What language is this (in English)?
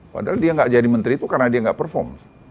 Indonesian